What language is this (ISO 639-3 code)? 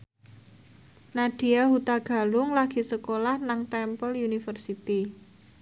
jav